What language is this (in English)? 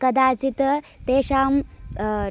Sanskrit